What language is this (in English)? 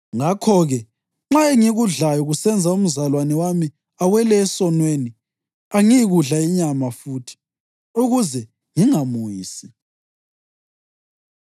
North Ndebele